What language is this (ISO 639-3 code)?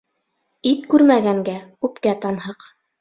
bak